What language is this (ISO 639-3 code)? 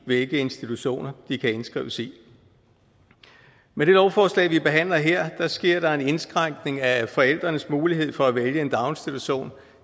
dan